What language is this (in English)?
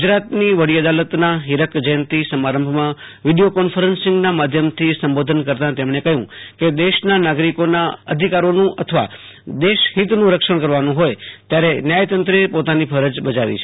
Gujarati